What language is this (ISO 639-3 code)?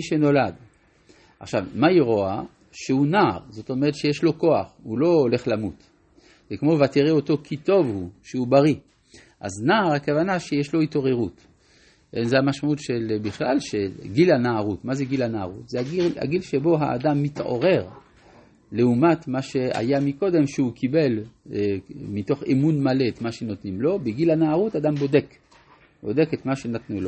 heb